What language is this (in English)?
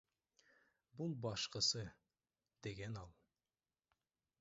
Kyrgyz